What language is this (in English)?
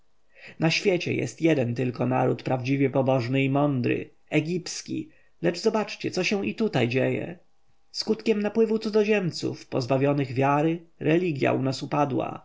Polish